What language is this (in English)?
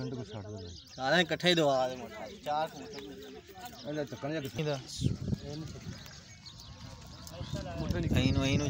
Punjabi